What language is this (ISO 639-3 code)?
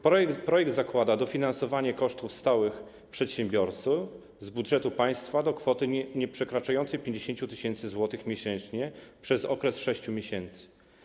pol